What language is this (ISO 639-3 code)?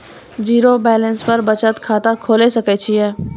mai